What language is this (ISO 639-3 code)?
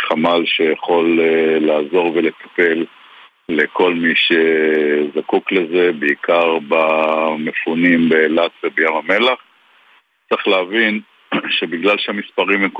heb